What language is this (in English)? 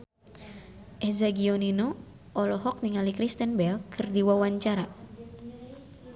Sundanese